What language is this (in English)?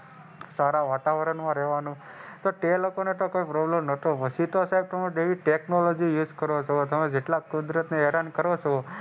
Gujarati